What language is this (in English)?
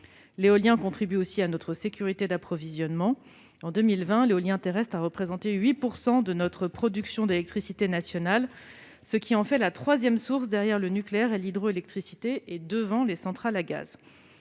French